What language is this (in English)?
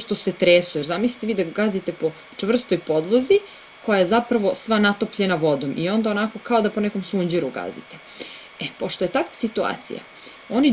Serbian